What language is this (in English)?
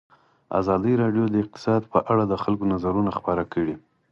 Pashto